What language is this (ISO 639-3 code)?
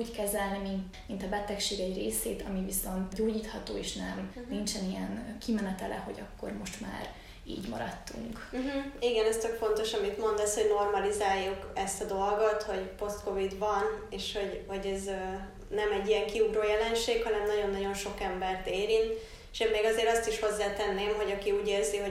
hun